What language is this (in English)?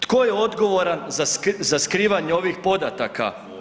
Croatian